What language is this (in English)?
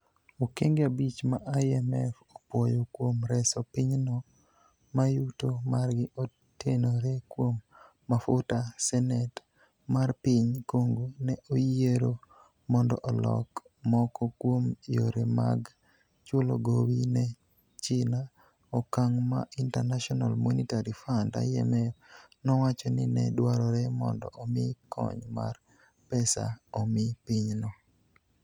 Luo (Kenya and Tanzania)